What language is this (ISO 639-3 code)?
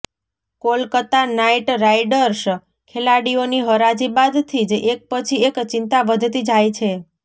guj